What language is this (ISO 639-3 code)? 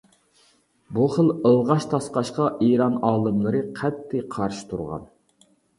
uig